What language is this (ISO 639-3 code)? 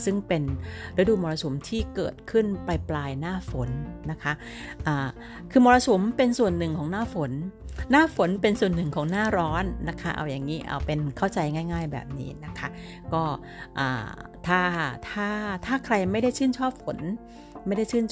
tha